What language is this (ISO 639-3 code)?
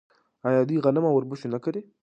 pus